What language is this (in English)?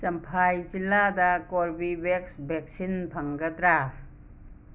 Manipuri